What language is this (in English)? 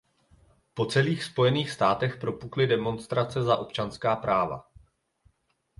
Czech